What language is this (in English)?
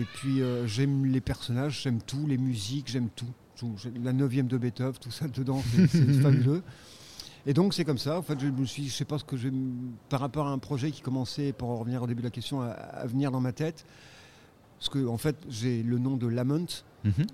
French